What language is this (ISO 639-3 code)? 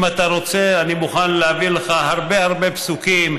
heb